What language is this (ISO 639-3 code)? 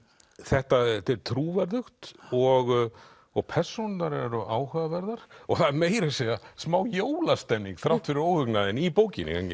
isl